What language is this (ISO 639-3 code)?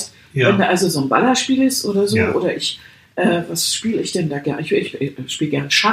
deu